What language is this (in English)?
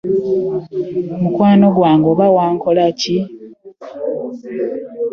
Ganda